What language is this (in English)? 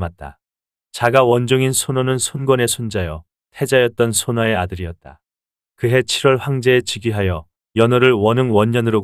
Korean